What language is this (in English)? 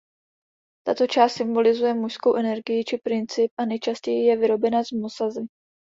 Czech